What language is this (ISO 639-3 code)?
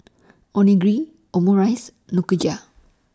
eng